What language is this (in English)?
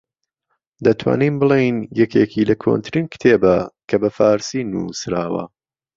Central Kurdish